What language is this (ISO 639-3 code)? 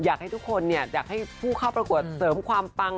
tha